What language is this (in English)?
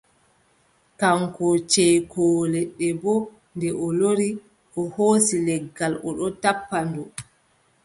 Adamawa Fulfulde